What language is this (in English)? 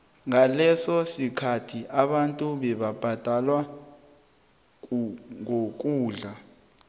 South Ndebele